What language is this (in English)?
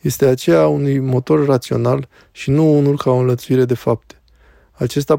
Romanian